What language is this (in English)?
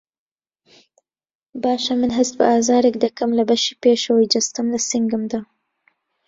Central Kurdish